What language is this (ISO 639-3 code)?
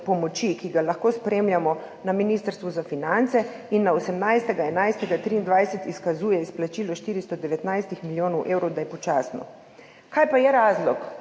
slv